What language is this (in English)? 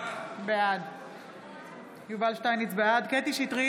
Hebrew